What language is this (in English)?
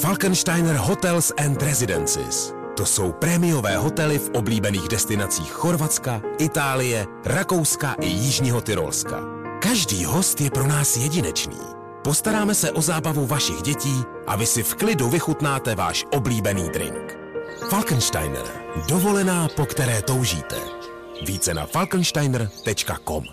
Czech